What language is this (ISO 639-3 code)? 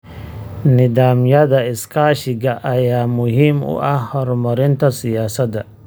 som